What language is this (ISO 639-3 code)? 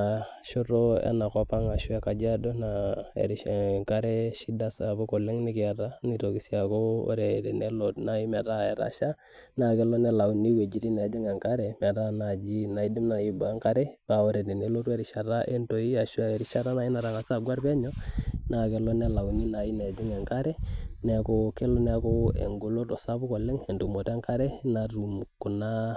mas